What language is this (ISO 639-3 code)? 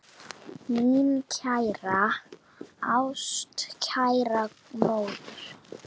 isl